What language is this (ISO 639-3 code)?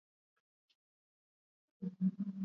swa